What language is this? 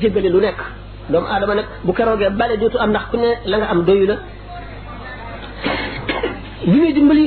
Arabic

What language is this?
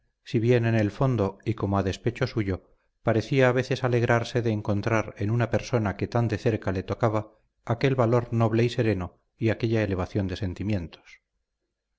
Spanish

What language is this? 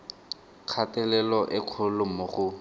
Tswana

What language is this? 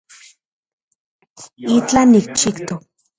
Central Puebla Nahuatl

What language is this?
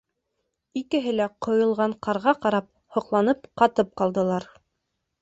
Bashkir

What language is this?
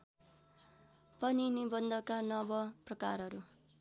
Nepali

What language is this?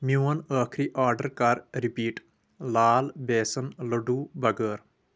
Kashmiri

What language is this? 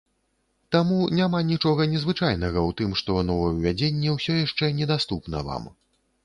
Belarusian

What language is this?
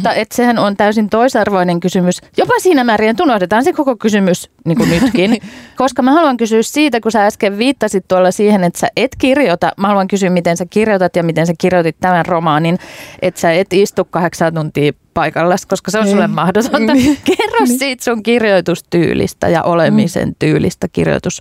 Finnish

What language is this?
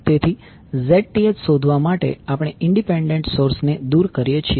Gujarati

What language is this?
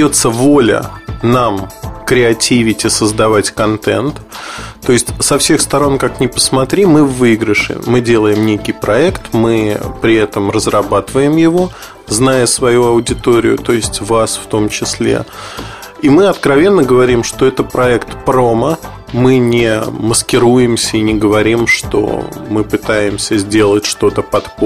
Russian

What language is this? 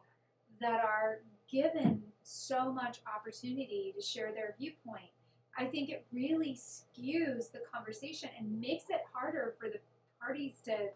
English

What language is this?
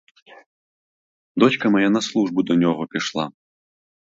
Ukrainian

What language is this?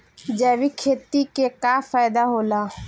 Bhojpuri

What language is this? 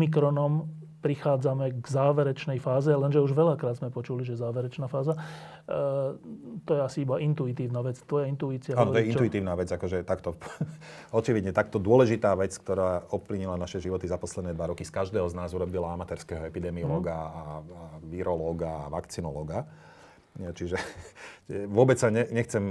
Slovak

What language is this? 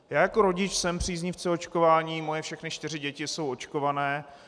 Czech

